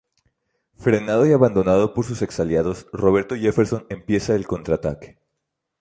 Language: Spanish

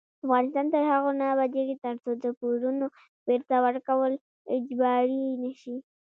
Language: Pashto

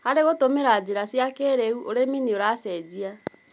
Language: Kikuyu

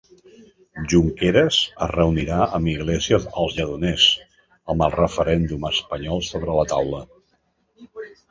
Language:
Catalan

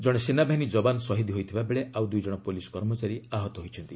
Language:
Odia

